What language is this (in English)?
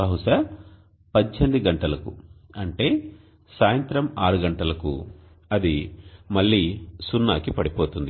Telugu